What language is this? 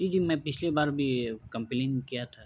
Urdu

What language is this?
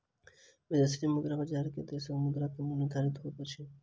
Maithili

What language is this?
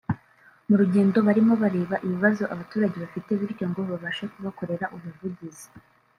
Kinyarwanda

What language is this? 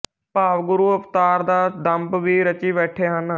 Punjabi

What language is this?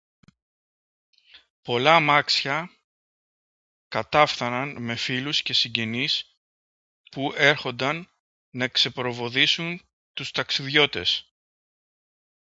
Greek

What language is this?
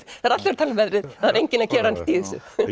Icelandic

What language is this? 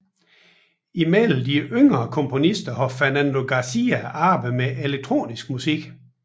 Danish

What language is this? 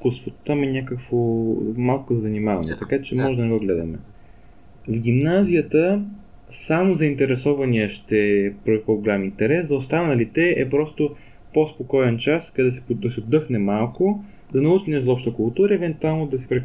Bulgarian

